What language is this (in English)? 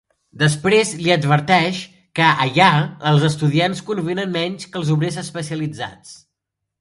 Catalan